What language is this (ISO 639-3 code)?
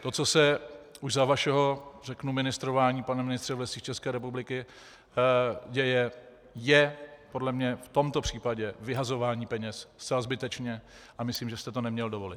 ces